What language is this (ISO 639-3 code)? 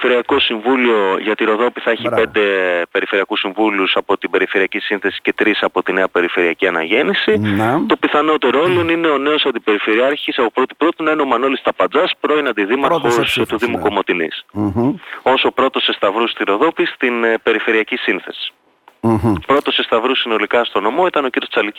ell